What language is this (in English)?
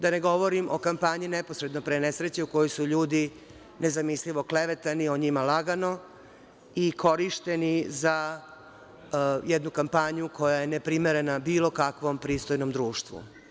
Serbian